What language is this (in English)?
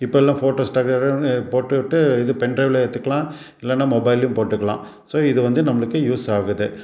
Tamil